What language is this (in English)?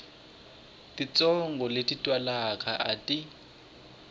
Tsonga